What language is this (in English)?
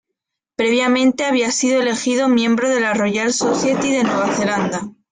Spanish